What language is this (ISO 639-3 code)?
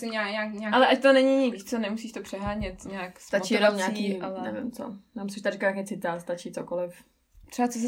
ces